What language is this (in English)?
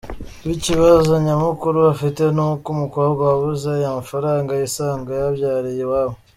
Kinyarwanda